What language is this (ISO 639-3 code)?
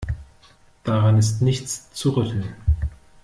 deu